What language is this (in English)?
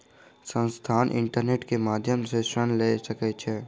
Maithili